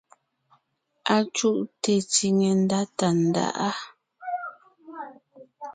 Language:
Ngiemboon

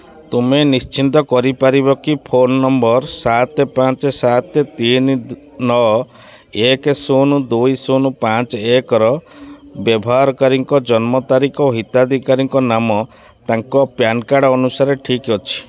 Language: Odia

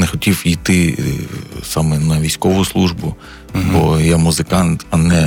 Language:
Ukrainian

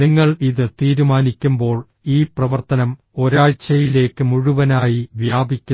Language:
Malayalam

